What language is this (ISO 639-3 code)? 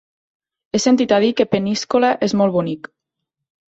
cat